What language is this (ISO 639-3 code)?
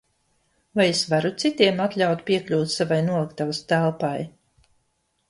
lav